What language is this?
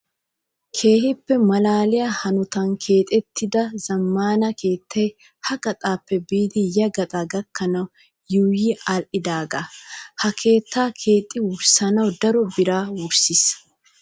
Wolaytta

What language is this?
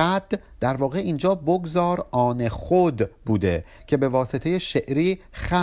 Persian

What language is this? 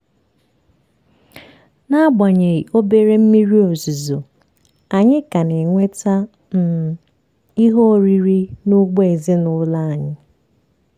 Igbo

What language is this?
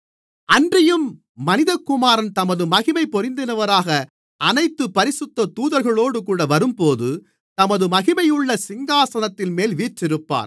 Tamil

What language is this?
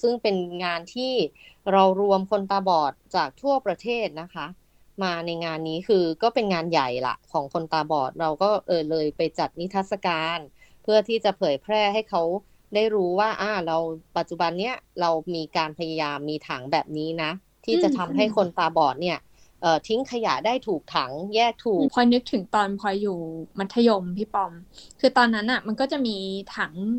Thai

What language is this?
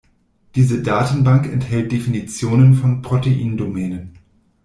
German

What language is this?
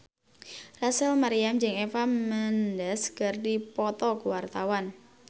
Sundanese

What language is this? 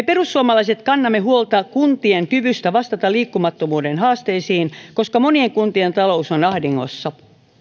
Finnish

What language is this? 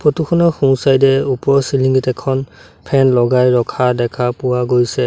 Assamese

